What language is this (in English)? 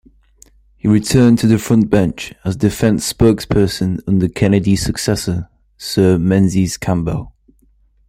English